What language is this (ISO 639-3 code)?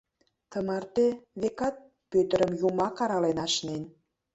chm